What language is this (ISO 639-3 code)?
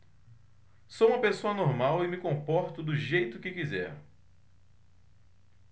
por